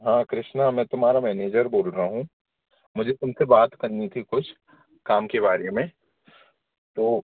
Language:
Hindi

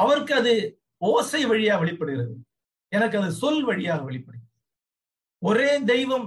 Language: Tamil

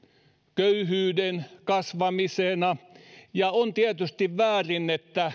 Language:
Finnish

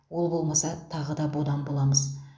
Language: Kazakh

